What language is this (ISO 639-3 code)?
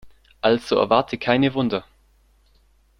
deu